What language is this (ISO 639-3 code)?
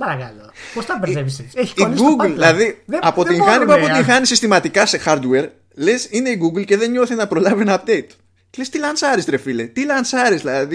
ell